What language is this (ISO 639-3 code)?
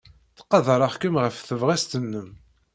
kab